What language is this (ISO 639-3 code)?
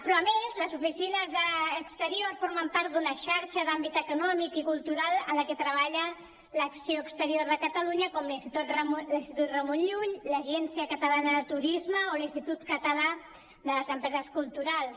cat